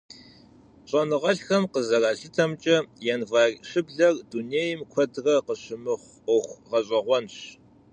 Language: Kabardian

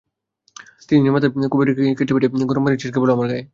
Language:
Bangla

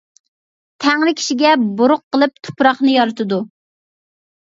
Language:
Uyghur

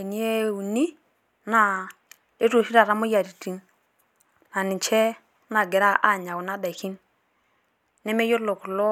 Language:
Masai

